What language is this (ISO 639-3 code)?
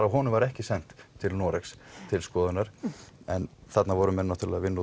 isl